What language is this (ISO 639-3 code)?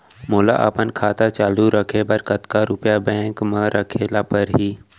hne